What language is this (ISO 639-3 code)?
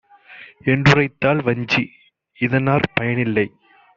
tam